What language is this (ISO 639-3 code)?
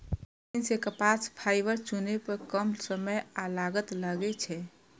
mai